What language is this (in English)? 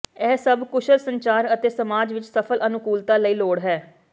Punjabi